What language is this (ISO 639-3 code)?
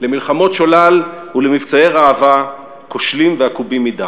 heb